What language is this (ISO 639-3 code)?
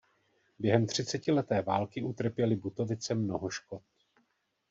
ces